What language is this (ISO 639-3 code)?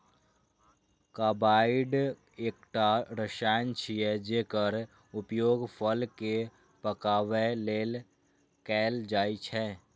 mai